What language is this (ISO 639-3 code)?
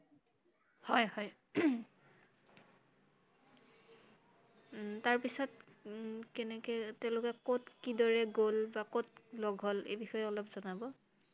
asm